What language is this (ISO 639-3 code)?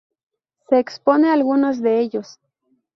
spa